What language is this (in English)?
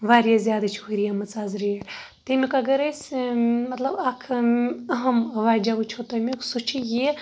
Kashmiri